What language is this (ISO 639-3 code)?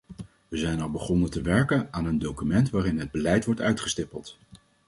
nld